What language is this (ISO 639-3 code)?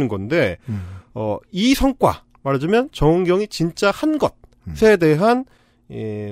kor